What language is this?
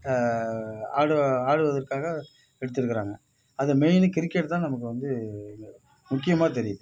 Tamil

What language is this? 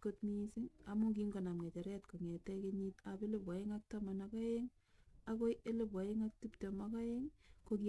Kalenjin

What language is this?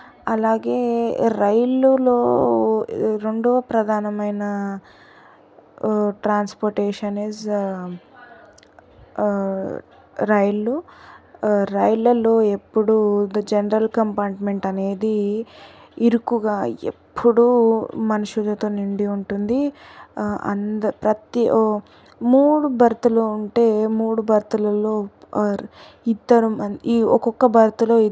Telugu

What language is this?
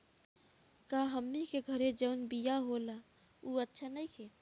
Bhojpuri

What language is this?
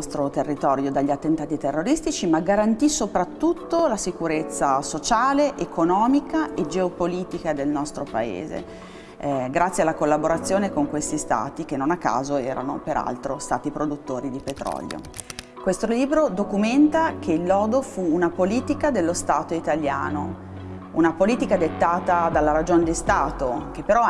Italian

